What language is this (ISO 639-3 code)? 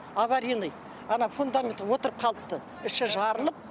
kaz